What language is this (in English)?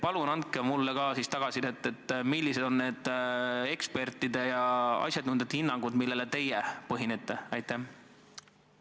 Estonian